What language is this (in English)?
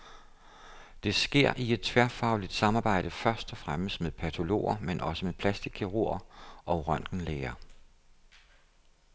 Danish